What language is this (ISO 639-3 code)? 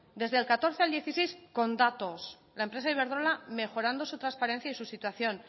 spa